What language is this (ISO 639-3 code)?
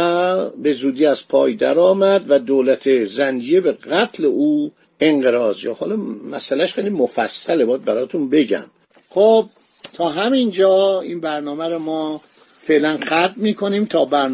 fas